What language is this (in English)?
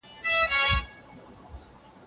Pashto